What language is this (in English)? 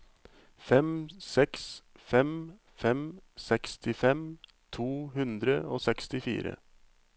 Norwegian